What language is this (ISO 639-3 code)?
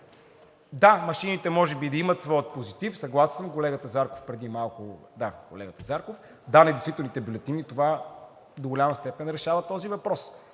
bul